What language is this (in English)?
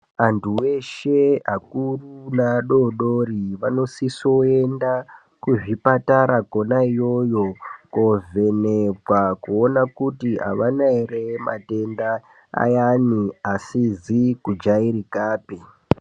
Ndau